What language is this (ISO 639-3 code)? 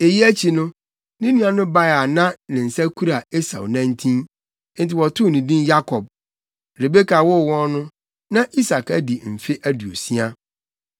aka